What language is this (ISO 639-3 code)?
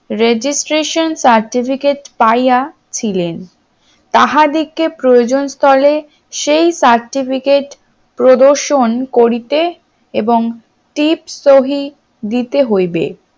ben